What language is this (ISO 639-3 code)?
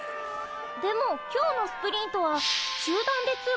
jpn